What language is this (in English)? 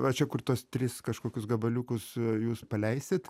Lithuanian